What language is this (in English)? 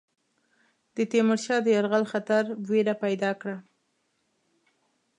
Pashto